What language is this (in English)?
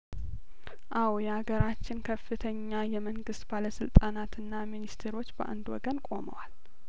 Amharic